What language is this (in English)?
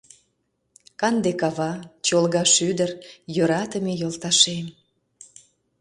Mari